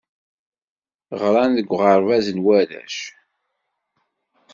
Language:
Kabyle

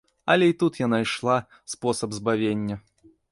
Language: Belarusian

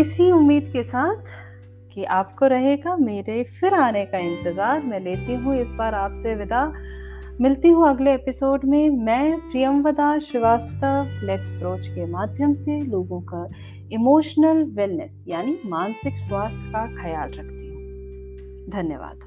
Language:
Hindi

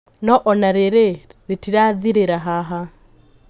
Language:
Kikuyu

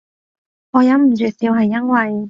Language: Cantonese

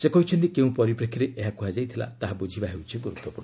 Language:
Odia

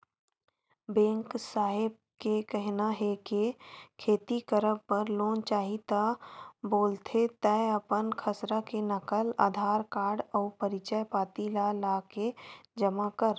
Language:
Chhattisgarhi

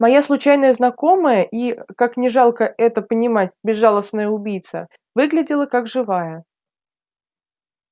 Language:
Russian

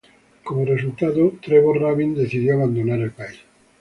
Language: Spanish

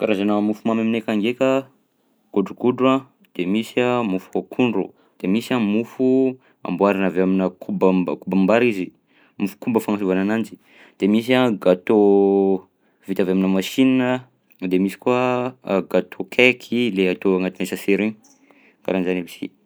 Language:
Southern Betsimisaraka Malagasy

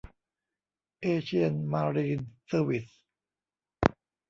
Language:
Thai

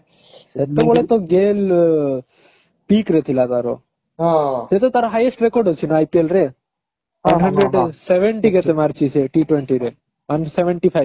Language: Odia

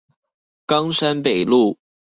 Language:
Chinese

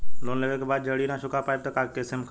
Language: Bhojpuri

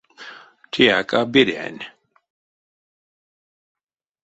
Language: Erzya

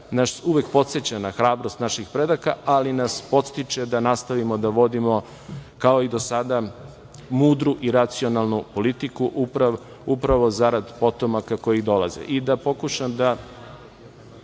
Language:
Serbian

